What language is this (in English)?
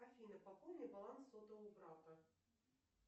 Russian